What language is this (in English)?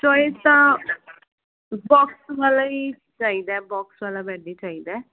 Punjabi